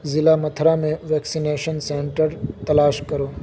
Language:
Urdu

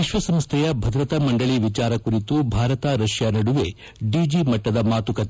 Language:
Kannada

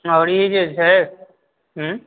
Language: Maithili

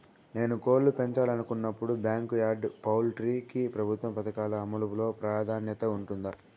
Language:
Telugu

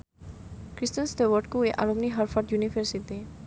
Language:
Javanese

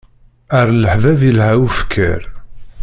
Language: Kabyle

